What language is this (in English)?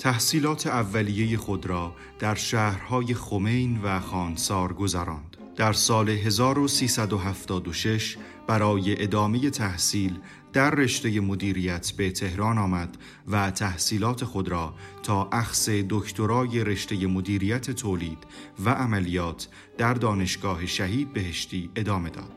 Persian